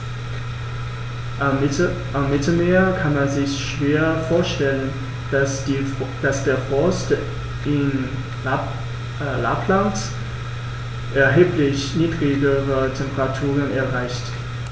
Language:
German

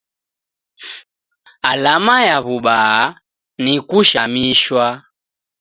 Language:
Taita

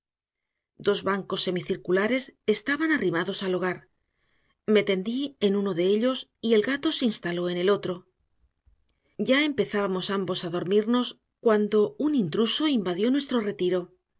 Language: Spanish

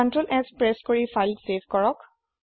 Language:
Assamese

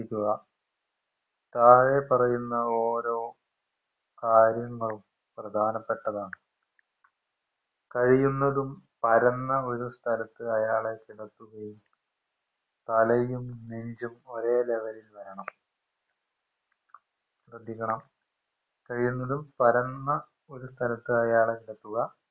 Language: Malayalam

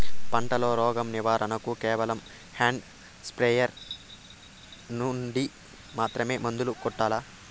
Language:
Telugu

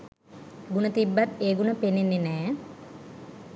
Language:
Sinhala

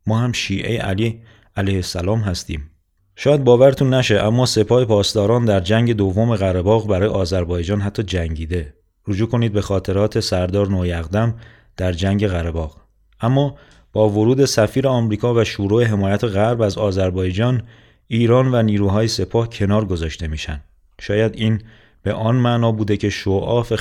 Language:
Persian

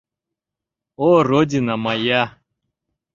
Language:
Mari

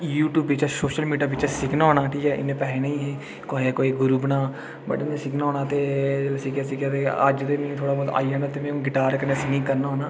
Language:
Dogri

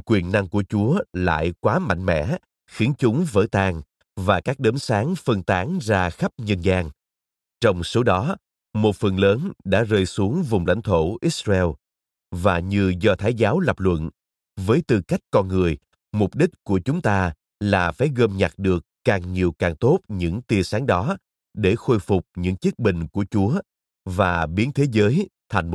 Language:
Vietnamese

